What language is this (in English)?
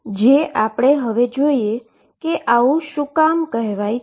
Gujarati